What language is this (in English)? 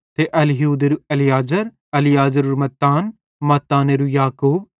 Bhadrawahi